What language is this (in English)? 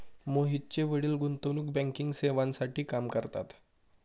Marathi